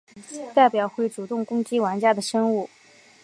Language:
Chinese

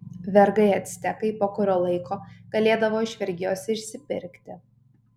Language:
Lithuanian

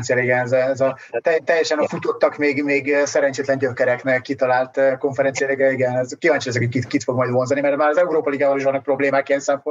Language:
Hungarian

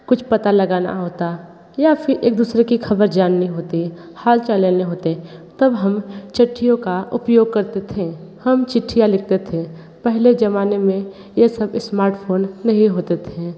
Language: Hindi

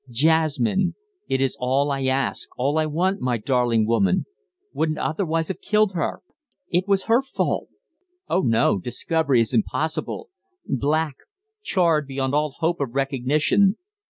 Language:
English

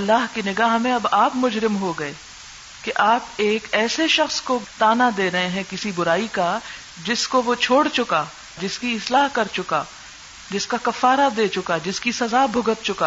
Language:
Urdu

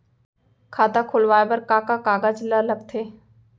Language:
Chhattisgarhi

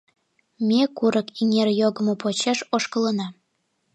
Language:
Mari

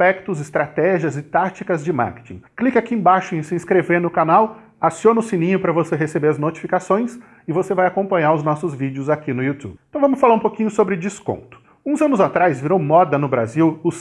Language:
Portuguese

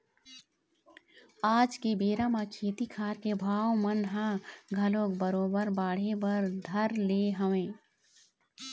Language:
Chhattisgarhi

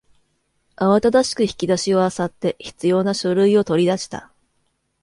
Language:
Japanese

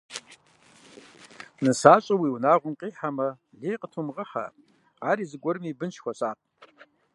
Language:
Kabardian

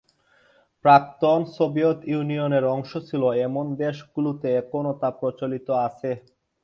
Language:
Bangla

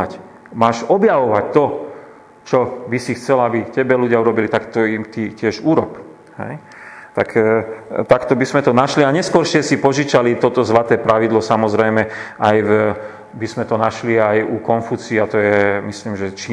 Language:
Slovak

